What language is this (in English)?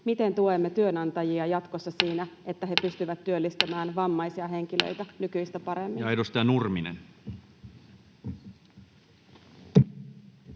Finnish